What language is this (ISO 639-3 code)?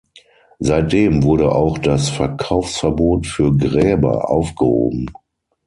deu